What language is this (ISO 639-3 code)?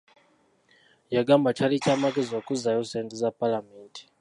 lug